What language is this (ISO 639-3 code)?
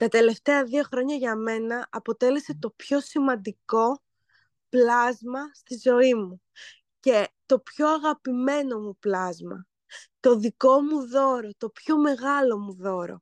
ell